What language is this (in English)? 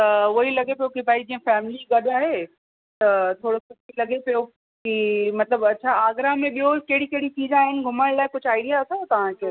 Sindhi